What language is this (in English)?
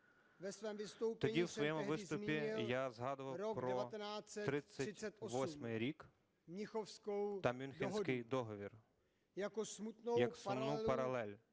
Ukrainian